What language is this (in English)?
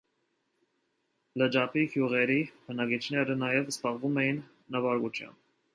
Armenian